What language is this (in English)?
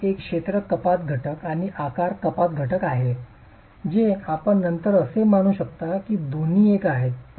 Marathi